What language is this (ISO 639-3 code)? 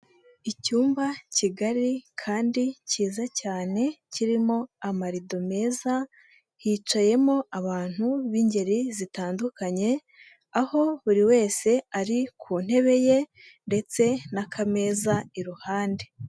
kin